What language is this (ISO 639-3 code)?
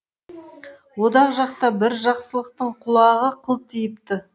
kaz